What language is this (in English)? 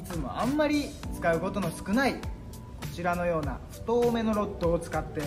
Japanese